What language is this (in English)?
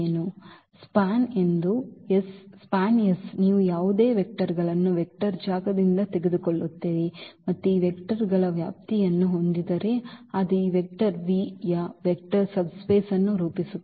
Kannada